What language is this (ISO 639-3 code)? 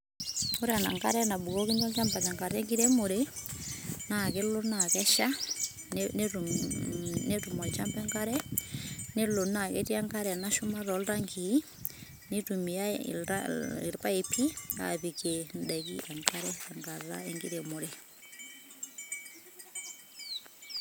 mas